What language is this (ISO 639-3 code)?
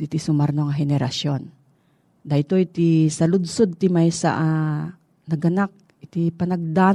fil